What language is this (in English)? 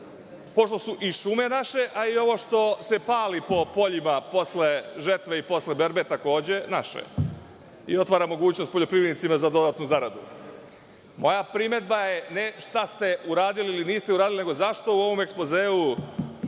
Serbian